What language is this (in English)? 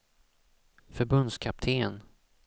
Swedish